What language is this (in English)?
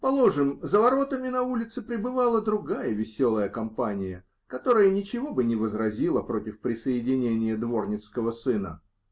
Russian